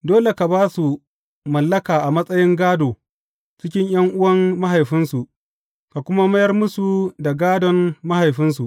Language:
Hausa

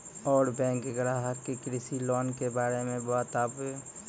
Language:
Maithili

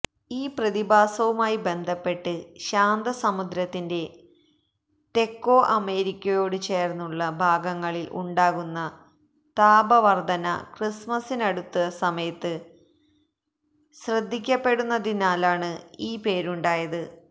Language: Malayalam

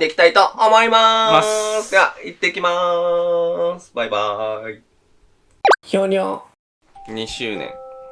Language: Japanese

